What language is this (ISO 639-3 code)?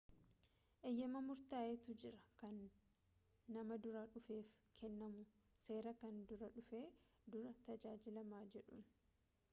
orm